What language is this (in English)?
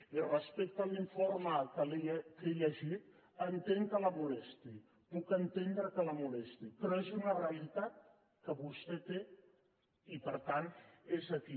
Catalan